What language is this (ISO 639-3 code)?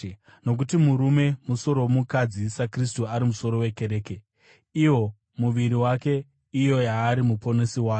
sna